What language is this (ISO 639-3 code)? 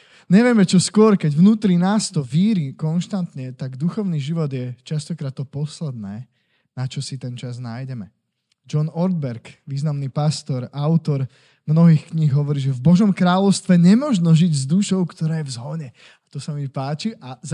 slk